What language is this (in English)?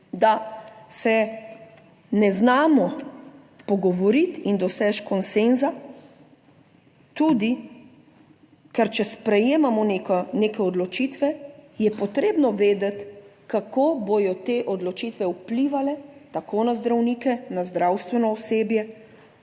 Slovenian